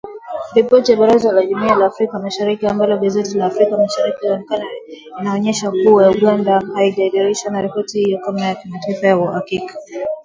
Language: Swahili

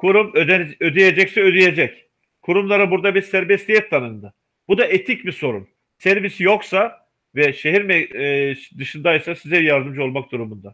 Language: Turkish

